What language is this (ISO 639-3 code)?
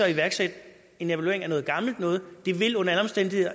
dan